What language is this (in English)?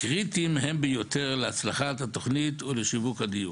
Hebrew